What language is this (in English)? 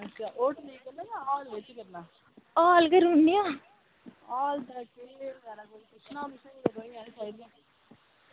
Dogri